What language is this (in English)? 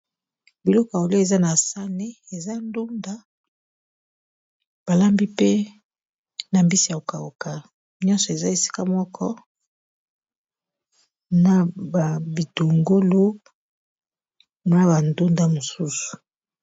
Lingala